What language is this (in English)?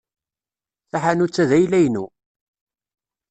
Kabyle